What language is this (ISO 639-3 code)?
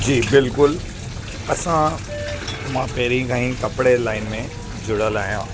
snd